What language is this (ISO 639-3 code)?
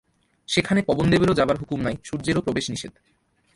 ben